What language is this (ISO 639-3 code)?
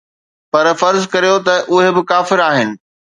snd